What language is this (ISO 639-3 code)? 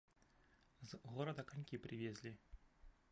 bel